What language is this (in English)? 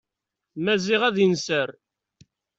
Kabyle